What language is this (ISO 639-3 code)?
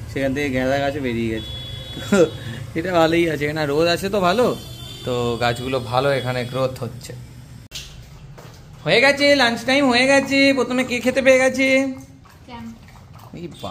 hin